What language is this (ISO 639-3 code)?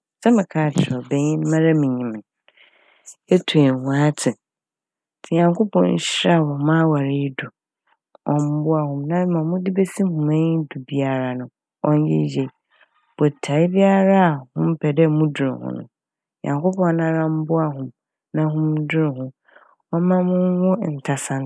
aka